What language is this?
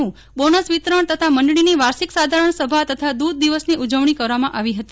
Gujarati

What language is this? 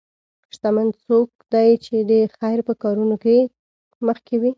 Pashto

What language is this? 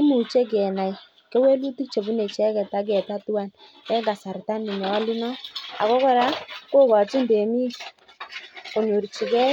Kalenjin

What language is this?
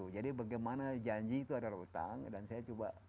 Indonesian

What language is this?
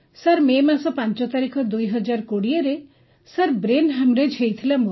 Odia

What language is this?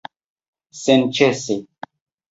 Esperanto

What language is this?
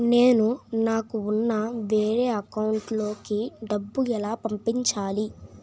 Telugu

